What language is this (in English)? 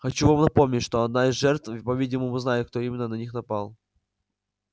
Russian